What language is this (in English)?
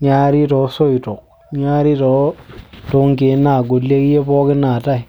Masai